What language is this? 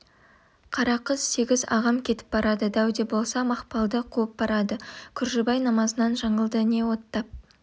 Kazakh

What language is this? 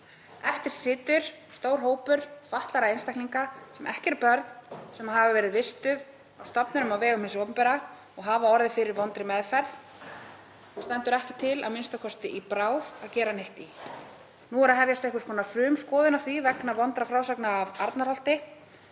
Icelandic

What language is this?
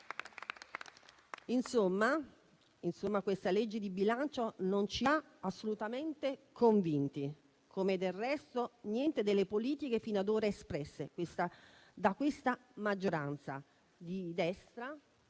Italian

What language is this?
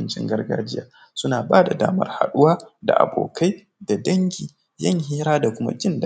Hausa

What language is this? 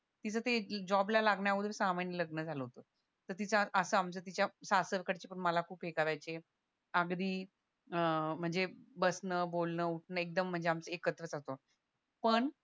Marathi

